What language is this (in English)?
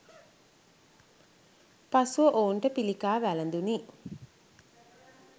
Sinhala